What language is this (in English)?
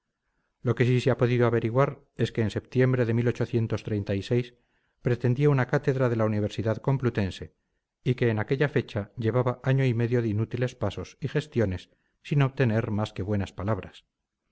Spanish